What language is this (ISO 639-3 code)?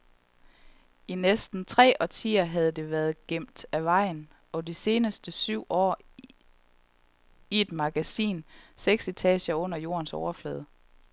dan